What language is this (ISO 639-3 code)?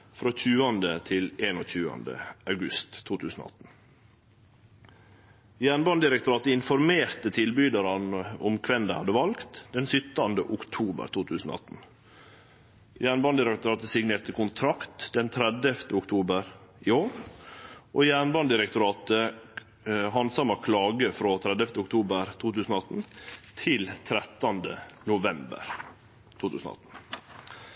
nno